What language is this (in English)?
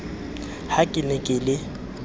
Southern Sotho